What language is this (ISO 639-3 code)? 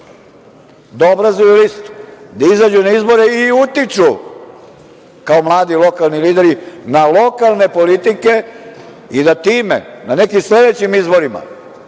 srp